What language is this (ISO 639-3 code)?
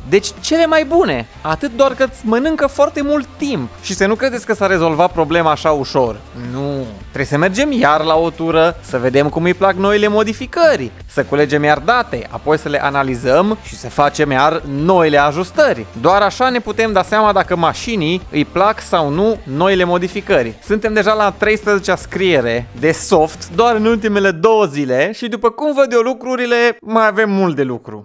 ron